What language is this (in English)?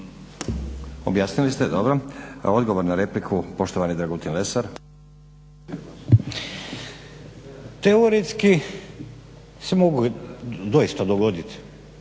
Croatian